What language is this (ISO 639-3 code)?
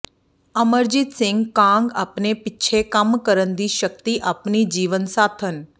pan